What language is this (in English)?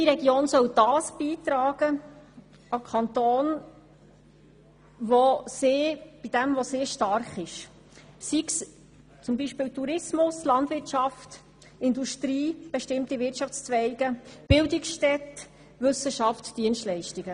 Swiss German